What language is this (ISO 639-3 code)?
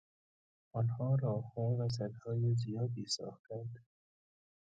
fas